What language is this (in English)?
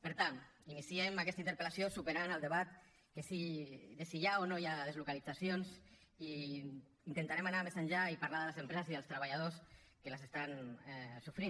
Catalan